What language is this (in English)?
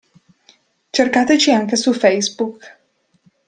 Italian